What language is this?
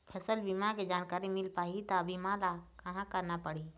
Chhattisgarhi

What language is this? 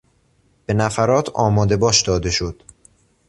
Persian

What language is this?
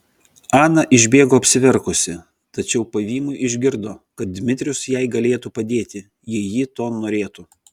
Lithuanian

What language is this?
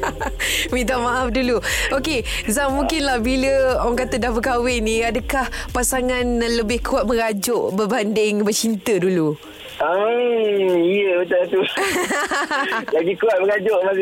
Malay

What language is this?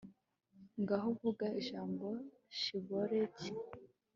Kinyarwanda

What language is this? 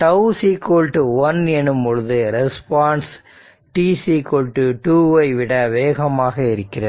Tamil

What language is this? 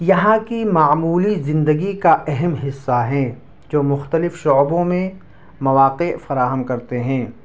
Urdu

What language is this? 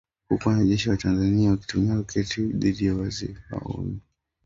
Swahili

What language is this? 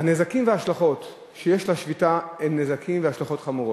Hebrew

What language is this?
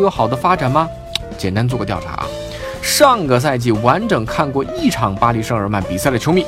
Chinese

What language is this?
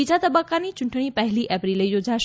Gujarati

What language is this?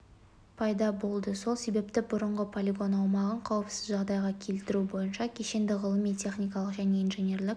Kazakh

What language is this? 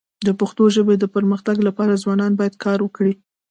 Pashto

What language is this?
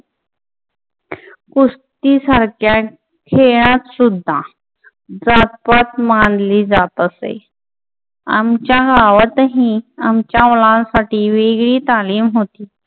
Marathi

